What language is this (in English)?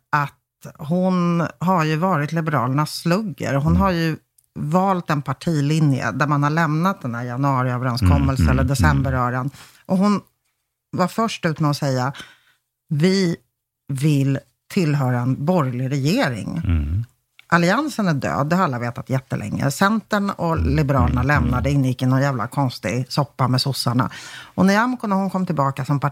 Swedish